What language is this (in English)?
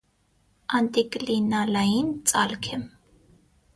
Armenian